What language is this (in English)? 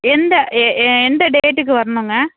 Tamil